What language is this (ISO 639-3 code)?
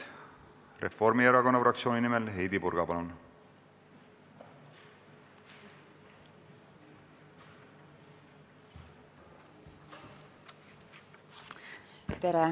est